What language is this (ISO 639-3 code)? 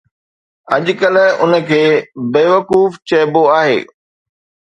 snd